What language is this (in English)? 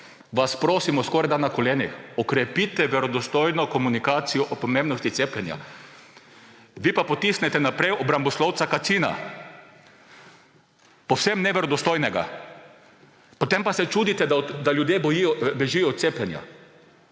Slovenian